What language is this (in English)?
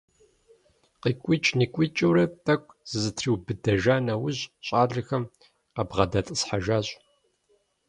Kabardian